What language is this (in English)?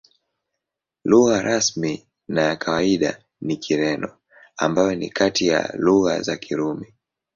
Swahili